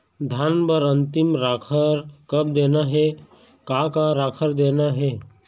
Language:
Chhattisgarhi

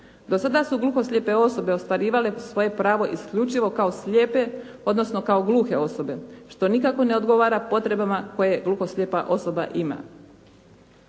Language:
Croatian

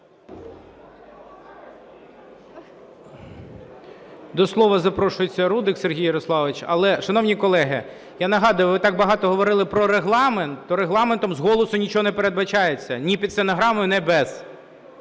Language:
Ukrainian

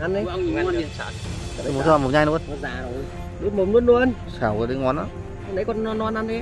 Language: Vietnamese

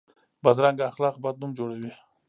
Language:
Pashto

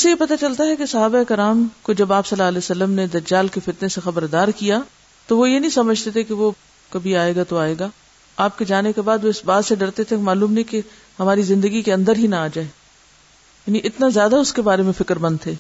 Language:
Urdu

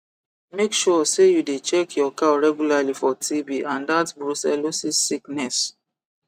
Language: Nigerian Pidgin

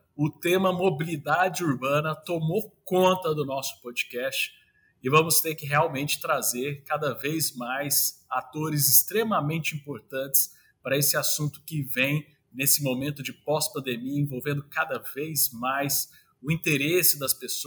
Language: Portuguese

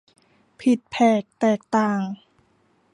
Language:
Thai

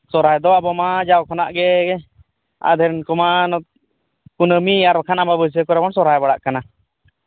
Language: Santali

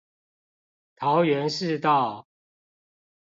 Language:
Chinese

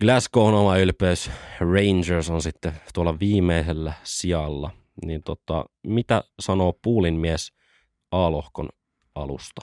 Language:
Finnish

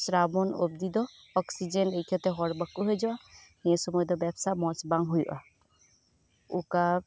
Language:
Santali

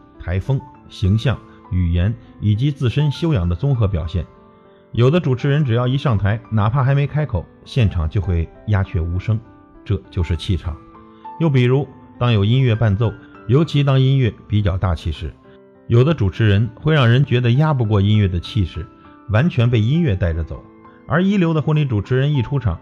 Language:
Chinese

